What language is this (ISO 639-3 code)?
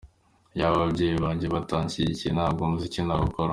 kin